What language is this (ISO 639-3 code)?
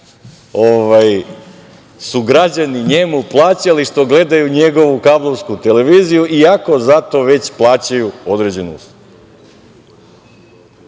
srp